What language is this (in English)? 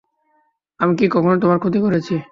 Bangla